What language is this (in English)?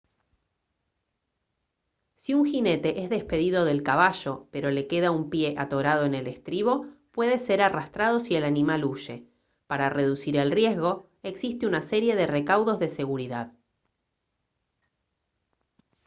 Spanish